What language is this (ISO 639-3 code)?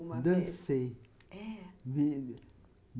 por